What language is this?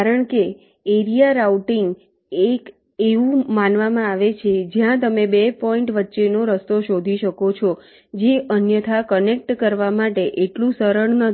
Gujarati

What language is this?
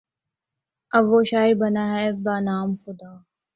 Urdu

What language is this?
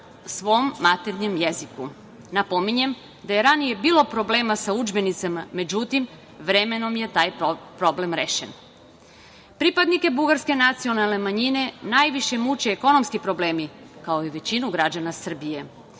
Serbian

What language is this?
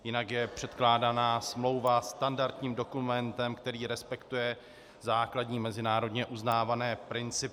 Czech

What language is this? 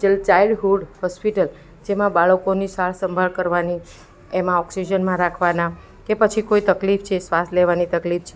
Gujarati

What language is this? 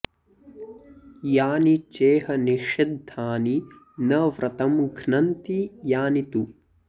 Sanskrit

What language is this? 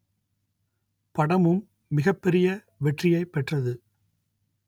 Tamil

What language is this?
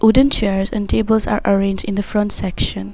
English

